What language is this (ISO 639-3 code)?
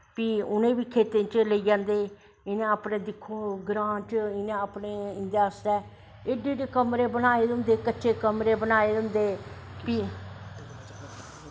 doi